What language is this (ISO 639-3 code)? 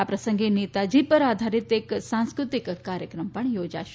guj